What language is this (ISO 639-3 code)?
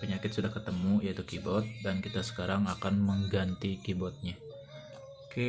ind